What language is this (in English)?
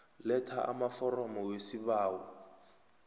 South Ndebele